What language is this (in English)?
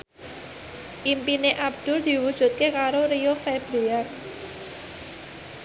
Javanese